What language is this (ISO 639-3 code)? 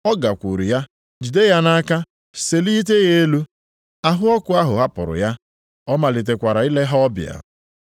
ibo